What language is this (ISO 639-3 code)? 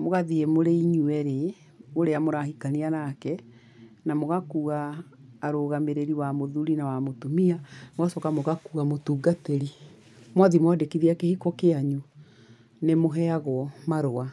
kik